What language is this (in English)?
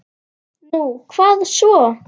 Icelandic